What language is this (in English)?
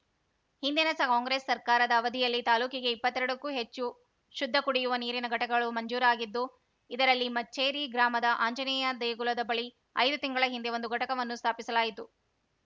Kannada